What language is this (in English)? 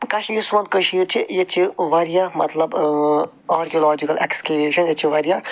Kashmiri